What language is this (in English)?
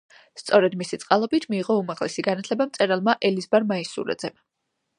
Georgian